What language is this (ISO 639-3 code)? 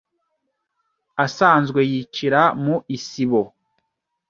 kin